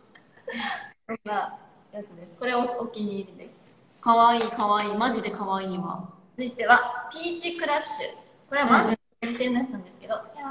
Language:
Japanese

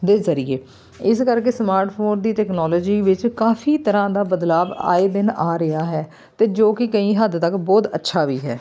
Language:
Punjabi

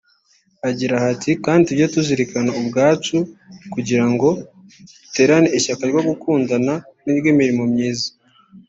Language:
Kinyarwanda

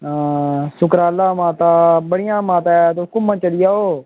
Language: Dogri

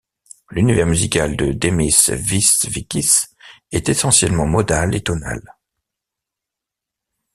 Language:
French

